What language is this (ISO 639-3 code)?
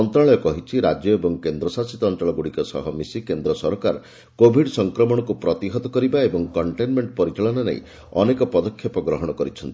ori